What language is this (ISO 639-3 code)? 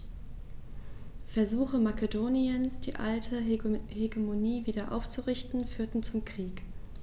deu